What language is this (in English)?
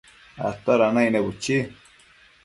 Matsés